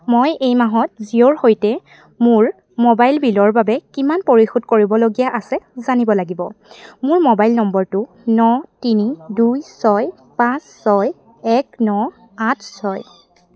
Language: Assamese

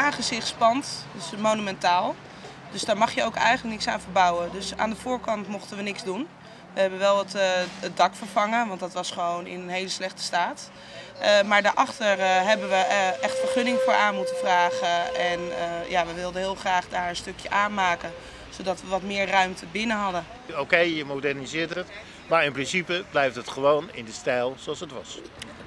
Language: Dutch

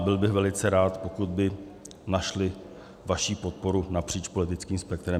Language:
Czech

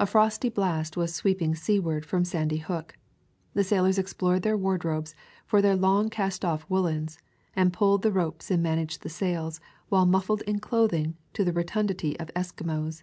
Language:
English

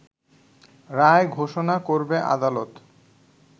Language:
Bangla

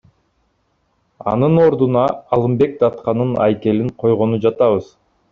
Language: Kyrgyz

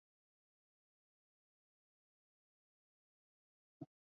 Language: Chinese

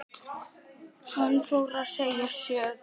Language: Icelandic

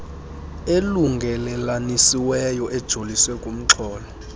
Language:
Xhosa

